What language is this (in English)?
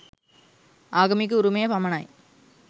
Sinhala